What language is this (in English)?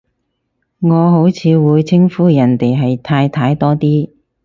Cantonese